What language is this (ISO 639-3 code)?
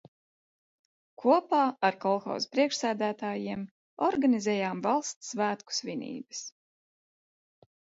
lav